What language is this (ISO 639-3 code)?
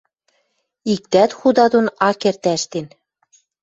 mrj